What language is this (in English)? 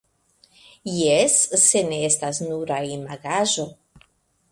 Esperanto